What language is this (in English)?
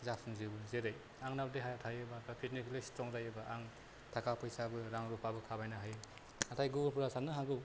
Bodo